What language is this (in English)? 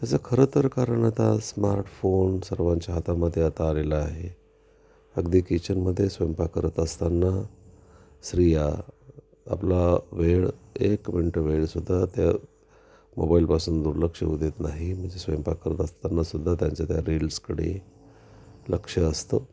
Marathi